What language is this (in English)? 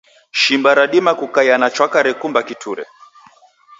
Taita